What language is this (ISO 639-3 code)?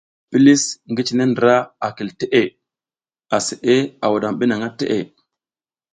giz